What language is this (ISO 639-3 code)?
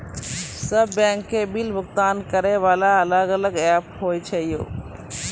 mai